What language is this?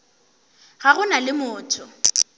Northern Sotho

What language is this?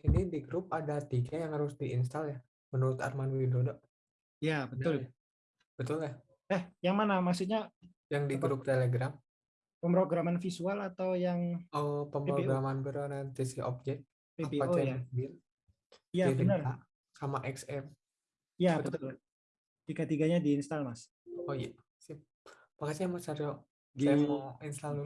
Indonesian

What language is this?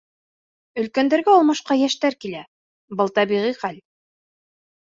Bashkir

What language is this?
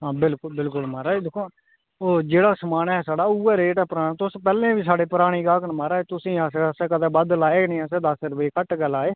Dogri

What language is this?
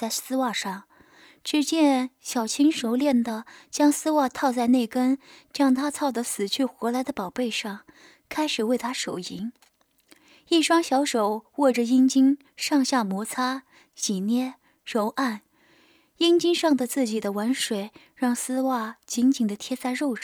Chinese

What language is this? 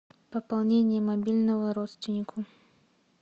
Russian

